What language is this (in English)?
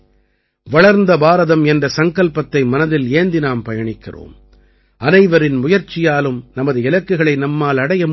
Tamil